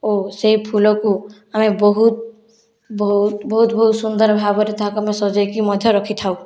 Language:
Odia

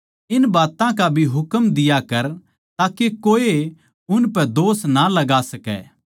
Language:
Haryanvi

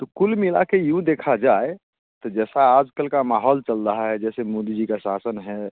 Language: Hindi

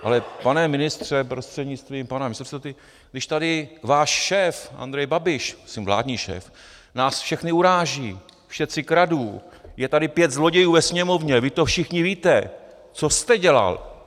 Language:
Czech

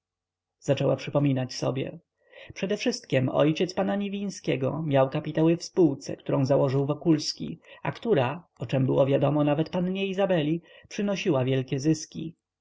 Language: Polish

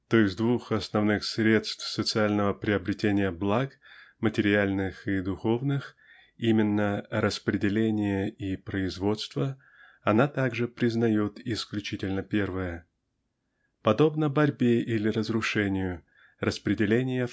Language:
Russian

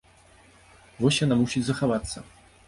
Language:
Belarusian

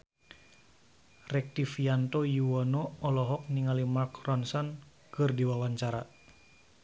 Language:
Sundanese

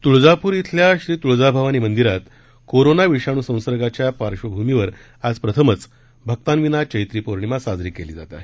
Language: Marathi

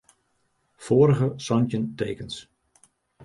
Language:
Western Frisian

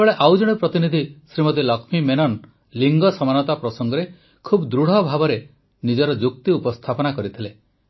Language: Odia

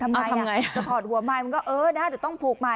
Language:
Thai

